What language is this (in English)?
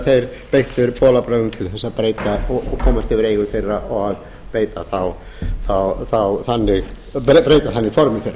Icelandic